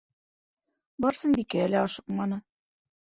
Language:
Bashkir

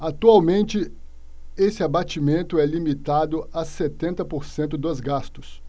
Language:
Portuguese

